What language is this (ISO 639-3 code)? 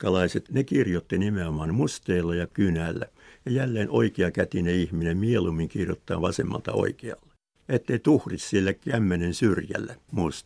fin